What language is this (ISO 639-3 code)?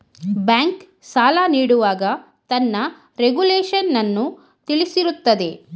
kan